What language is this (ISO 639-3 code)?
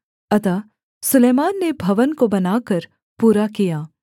hin